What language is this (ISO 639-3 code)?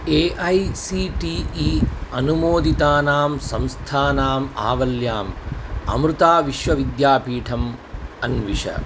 san